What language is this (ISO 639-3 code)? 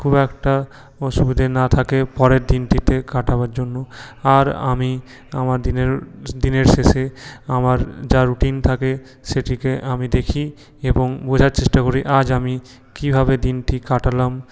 ben